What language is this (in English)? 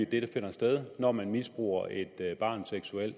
Danish